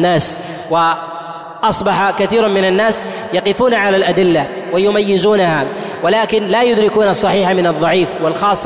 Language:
Arabic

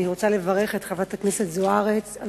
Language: Hebrew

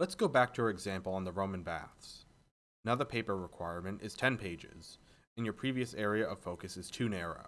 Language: English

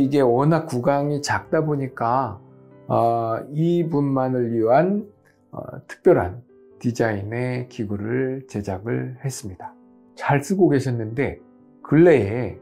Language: Korean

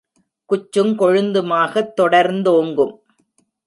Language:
Tamil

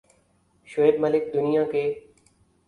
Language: Urdu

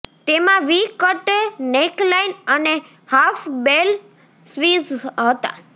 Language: Gujarati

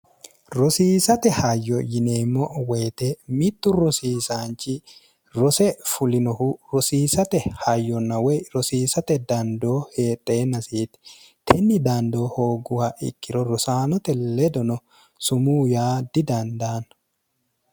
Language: Sidamo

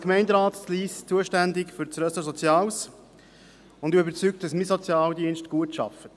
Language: Swiss German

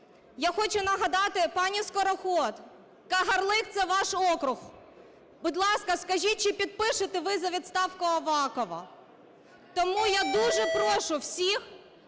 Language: Ukrainian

